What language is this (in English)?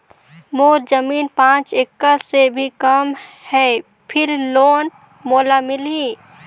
Chhattisgarhi